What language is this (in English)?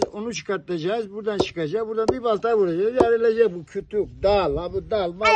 Turkish